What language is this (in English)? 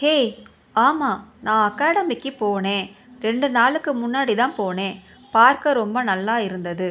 Tamil